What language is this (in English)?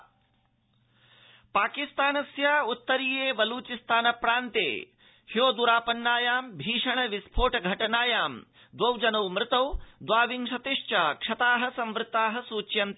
Sanskrit